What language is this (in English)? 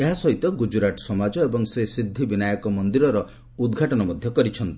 Odia